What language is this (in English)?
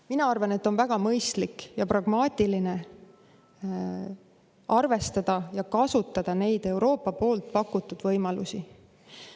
Estonian